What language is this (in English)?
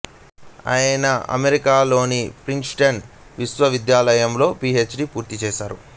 Telugu